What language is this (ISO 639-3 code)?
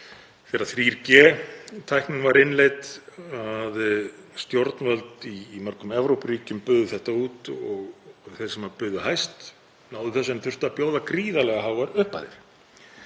isl